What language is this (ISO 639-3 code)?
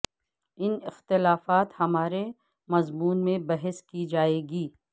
urd